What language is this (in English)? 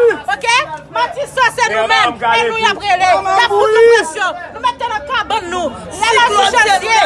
French